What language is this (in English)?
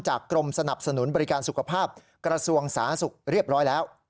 Thai